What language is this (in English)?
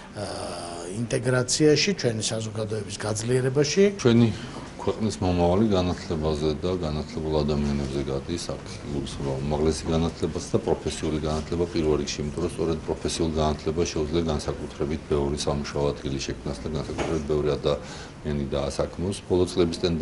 Romanian